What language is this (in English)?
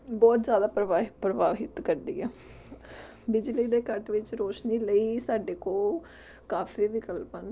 Punjabi